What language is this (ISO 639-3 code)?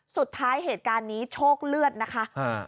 tha